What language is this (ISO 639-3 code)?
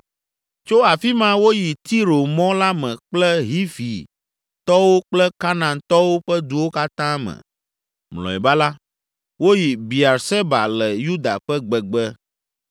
ewe